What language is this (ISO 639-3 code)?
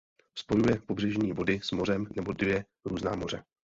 ces